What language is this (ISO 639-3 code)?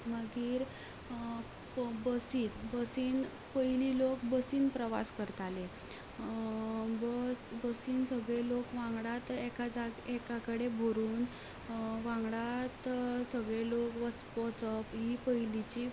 kok